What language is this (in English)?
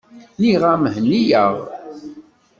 Kabyle